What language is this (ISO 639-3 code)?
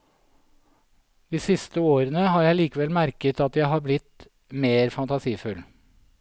nor